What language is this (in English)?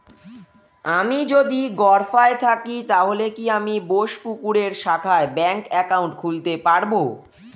Bangla